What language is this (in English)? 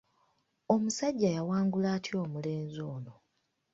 Ganda